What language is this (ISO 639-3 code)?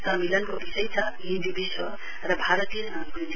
nep